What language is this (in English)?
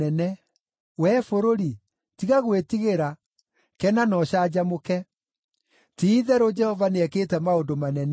Kikuyu